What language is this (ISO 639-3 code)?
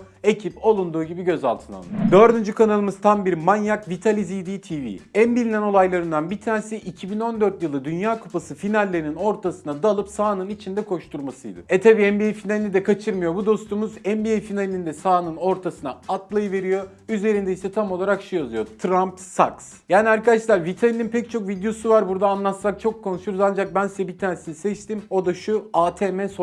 tur